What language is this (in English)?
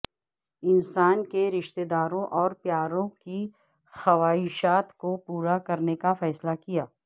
Urdu